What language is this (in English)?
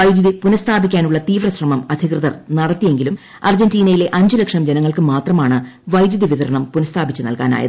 Malayalam